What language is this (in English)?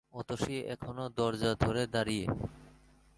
Bangla